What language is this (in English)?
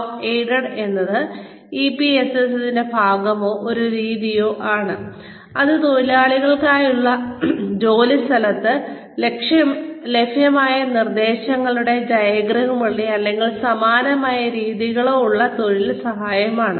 Malayalam